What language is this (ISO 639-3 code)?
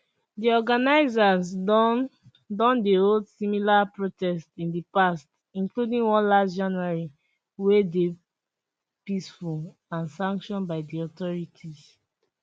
pcm